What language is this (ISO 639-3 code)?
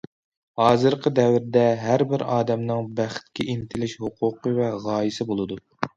uig